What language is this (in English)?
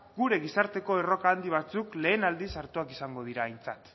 Basque